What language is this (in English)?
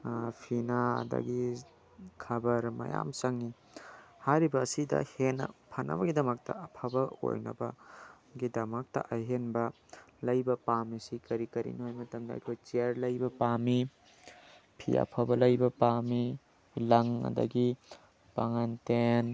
Manipuri